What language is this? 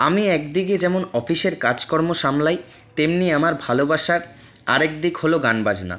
Bangla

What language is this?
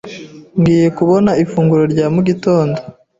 Kinyarwanda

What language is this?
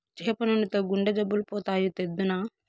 Telugu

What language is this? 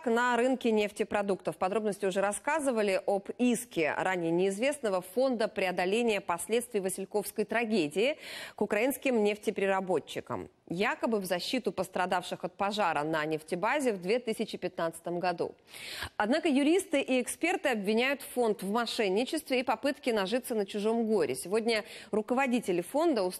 Russian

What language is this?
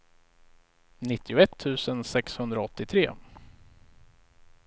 Swedish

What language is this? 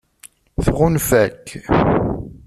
Kabyle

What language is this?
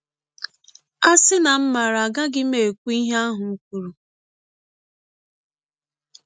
Igbo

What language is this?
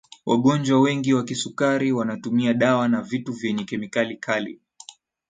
Swahili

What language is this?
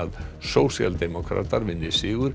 Icelandic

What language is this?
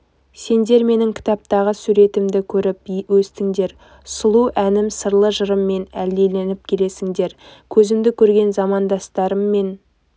Kazakh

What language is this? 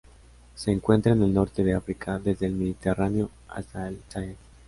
Spanish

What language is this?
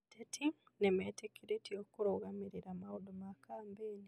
Kikuyu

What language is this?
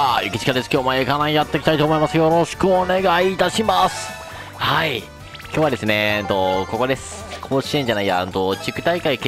Japanese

